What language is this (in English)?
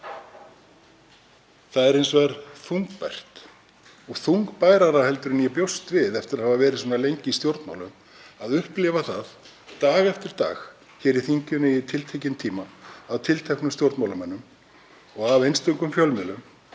Icelandic